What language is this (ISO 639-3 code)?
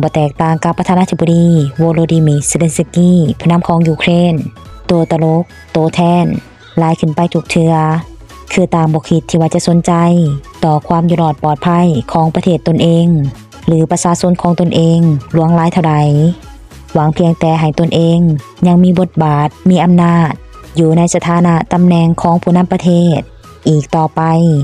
tha